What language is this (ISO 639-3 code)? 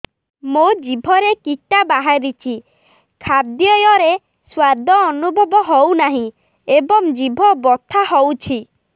ori